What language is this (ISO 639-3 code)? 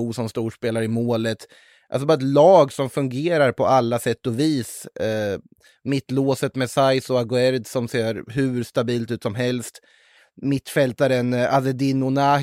swe